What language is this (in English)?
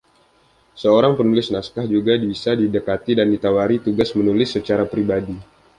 Indonesian